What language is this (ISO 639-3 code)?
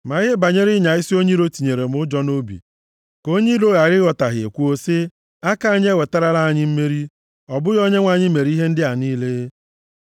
ibo